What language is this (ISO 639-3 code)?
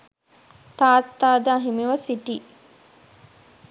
sin